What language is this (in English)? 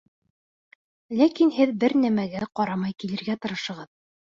Bashkir